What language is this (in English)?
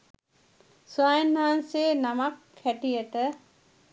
Sinhala